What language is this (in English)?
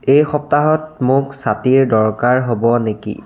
Assamese